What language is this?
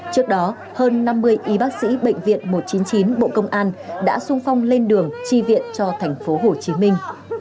Vietnamese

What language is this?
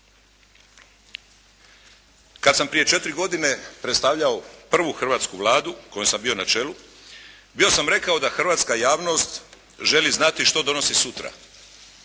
Croatian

